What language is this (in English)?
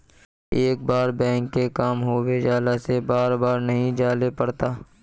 Magahi